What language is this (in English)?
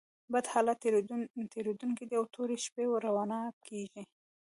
Pashto